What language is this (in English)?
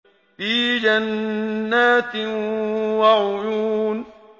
Arabic